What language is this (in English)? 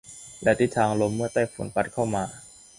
Thai